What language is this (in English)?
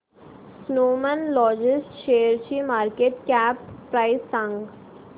Marathi